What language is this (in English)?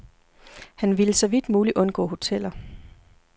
Danish